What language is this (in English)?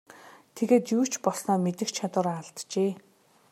Mongolian